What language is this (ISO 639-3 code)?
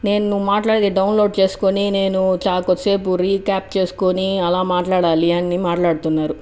tel